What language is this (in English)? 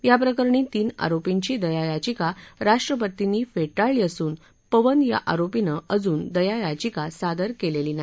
Marathi